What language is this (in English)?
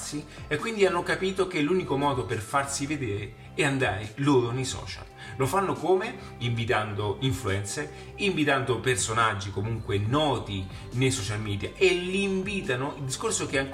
Italian